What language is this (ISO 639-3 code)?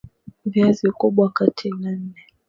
swa